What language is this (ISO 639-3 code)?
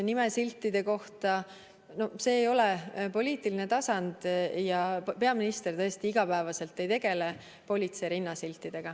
est